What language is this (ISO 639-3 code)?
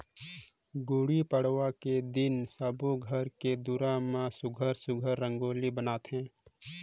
hne